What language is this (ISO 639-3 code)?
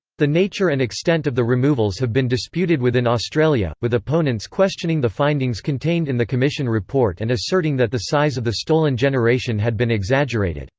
eng